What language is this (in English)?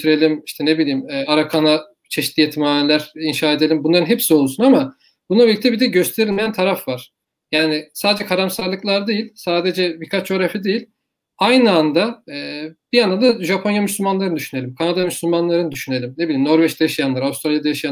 Turkish